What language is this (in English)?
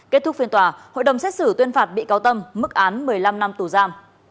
Vietnamese